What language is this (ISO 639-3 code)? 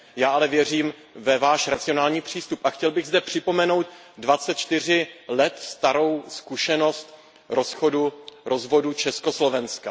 ces